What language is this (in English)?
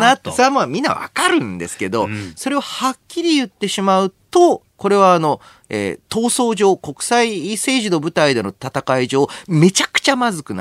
Japanese